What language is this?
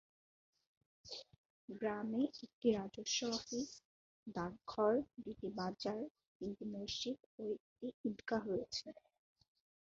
Bangla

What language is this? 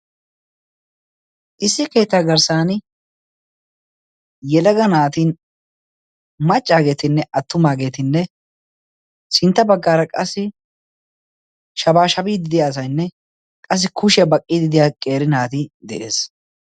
Wolaytta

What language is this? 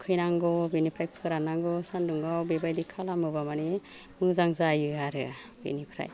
Bodo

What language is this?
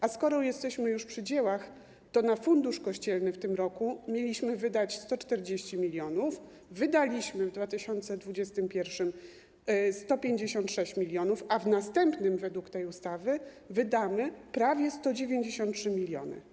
Polish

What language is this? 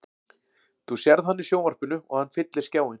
Icelandic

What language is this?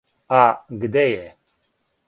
Serbian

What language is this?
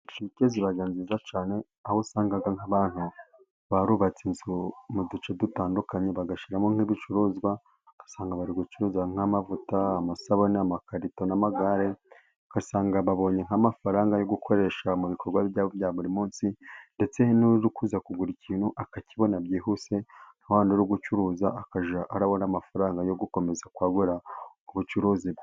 Kinyarwanda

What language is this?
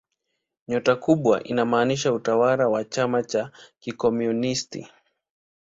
Swahili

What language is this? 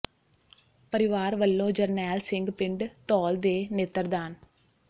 Punjabi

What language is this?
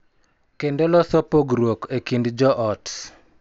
Luo (Kenya and Tanzania)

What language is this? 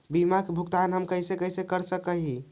Magahi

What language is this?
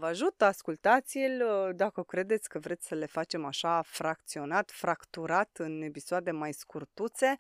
Romanian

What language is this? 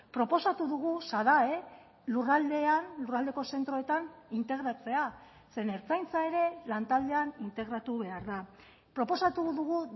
Basque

